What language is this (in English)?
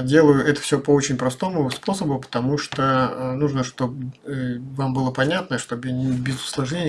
Russian